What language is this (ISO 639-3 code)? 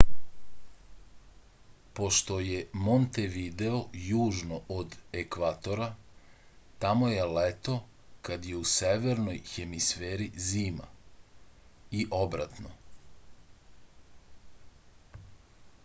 srp